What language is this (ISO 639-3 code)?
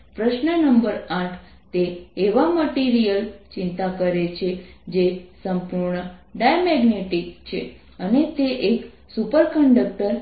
guj